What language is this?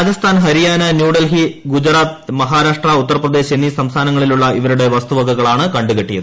Malayalam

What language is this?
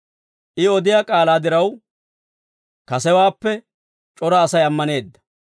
Dawro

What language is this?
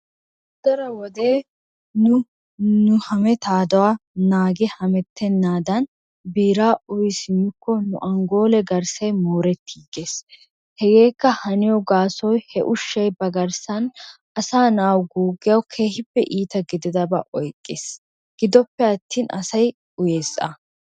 Wolaytta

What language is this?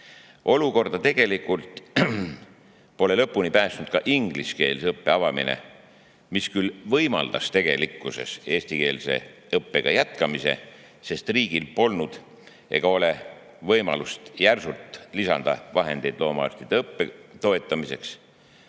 Estonian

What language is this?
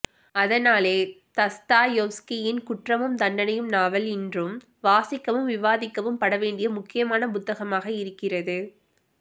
Tamil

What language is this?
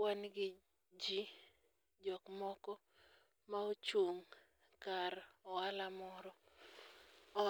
Luo (Kenya and Tanzania)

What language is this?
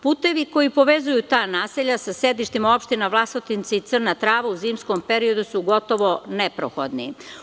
Serbian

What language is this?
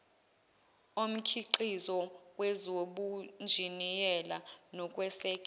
Zulu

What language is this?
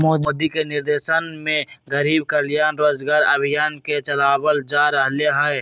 Magahi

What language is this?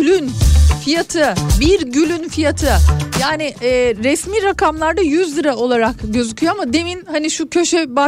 Turkish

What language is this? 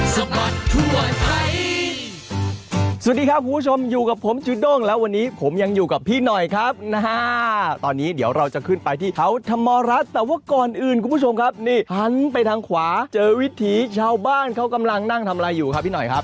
Thai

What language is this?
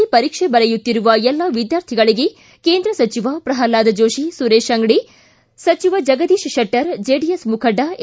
Kannada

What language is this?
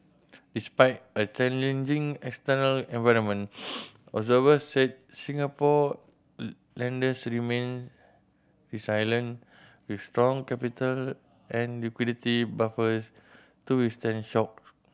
English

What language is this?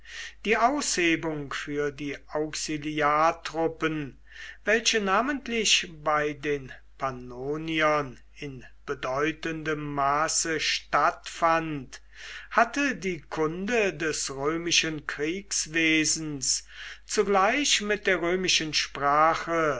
German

